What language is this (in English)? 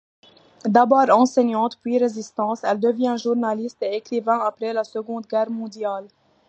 French